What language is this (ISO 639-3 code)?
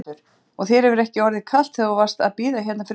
isl